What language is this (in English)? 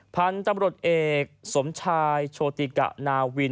Thai